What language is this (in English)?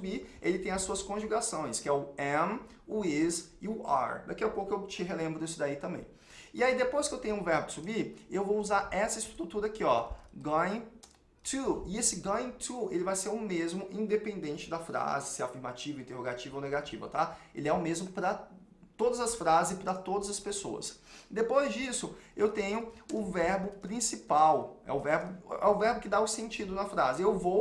Portuguese